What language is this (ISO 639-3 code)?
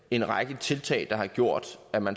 dan